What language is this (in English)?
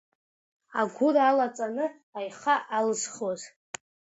Abkhazian